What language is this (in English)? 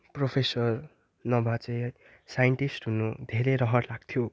Nepali